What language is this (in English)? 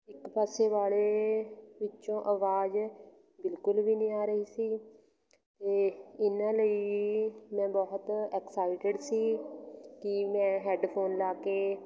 Punjabi